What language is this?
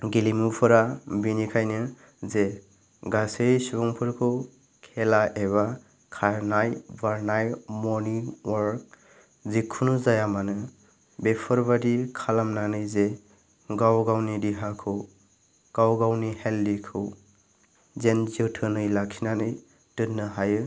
Bodo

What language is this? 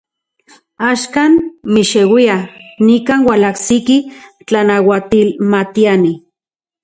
Central Puebla Nahuatl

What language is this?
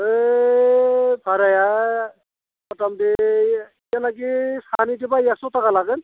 Bodo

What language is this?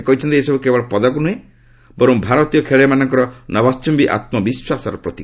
Odia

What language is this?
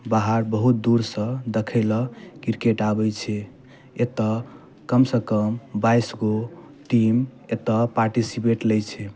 Maithili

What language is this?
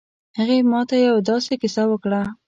Pashto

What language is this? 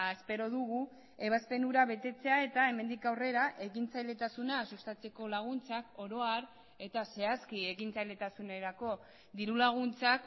Basque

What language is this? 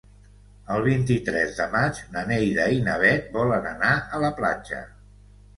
Catalan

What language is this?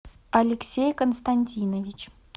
Russian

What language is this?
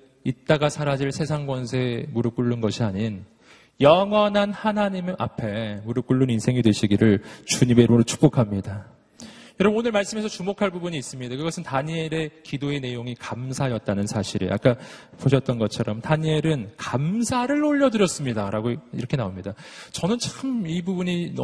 Korean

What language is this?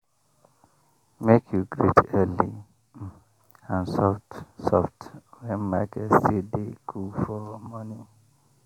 Nigerian Pidgin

